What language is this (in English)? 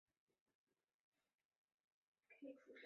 Chinese